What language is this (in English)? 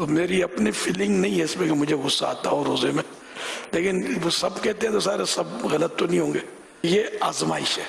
Urdu